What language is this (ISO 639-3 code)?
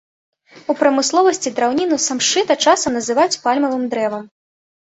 bel